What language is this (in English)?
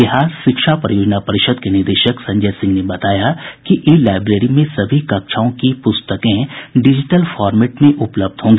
Hindi